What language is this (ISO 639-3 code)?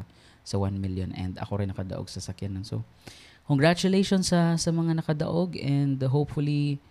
fil